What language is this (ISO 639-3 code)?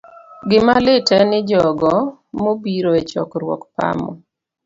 luo